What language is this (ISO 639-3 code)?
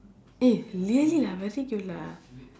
eng